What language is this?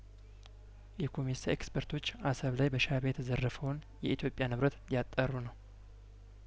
Amharic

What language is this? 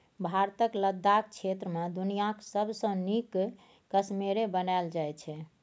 Maithili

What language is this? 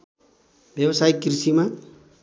Nepali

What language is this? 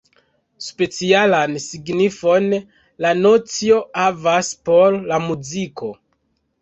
Esperanto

